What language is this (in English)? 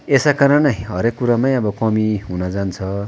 Nepali